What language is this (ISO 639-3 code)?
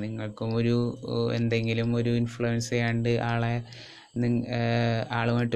mal